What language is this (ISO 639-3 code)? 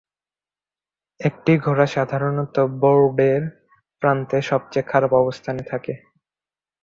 ben